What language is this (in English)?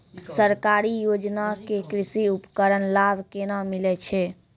Maithili